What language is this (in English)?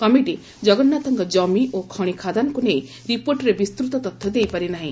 Odia